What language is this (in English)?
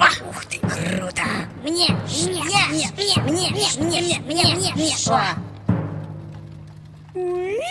Korean